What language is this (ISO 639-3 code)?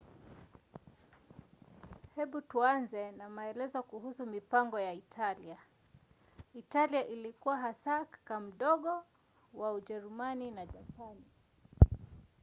swa